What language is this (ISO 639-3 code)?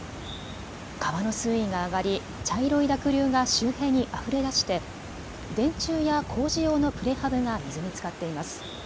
jpn